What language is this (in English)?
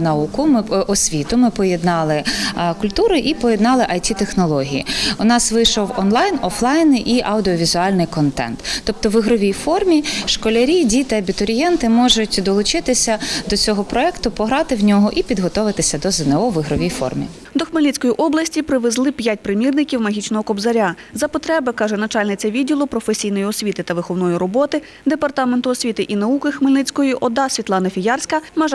Ukrainian